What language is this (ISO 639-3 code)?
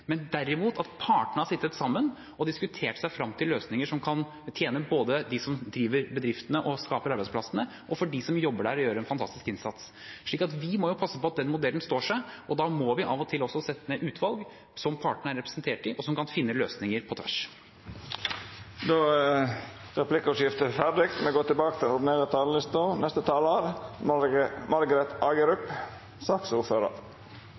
nob